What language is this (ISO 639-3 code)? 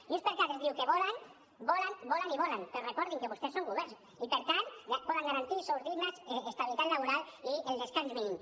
cat